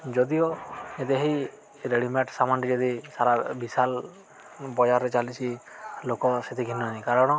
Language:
Odia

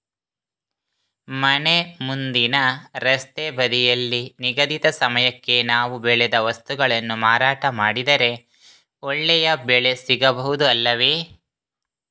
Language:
Kannada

